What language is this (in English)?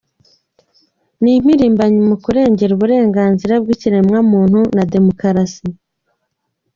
Kinyarwanda